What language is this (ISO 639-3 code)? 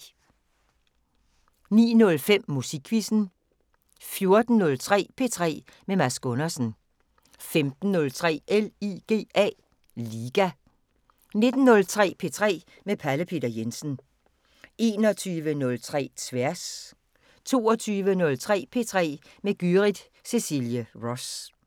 dan